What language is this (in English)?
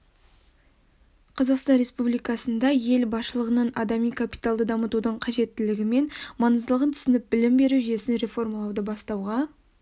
Kazakh